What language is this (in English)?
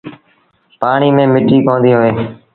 Sindhi Bhil